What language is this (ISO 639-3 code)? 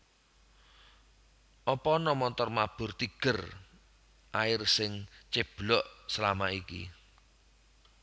jav